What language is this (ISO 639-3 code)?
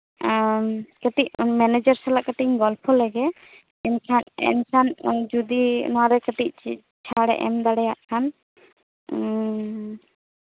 sat